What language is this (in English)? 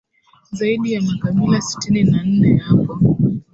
Swahili